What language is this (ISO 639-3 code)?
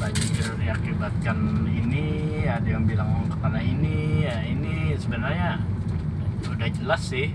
ind